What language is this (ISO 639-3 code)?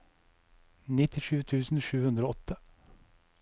nor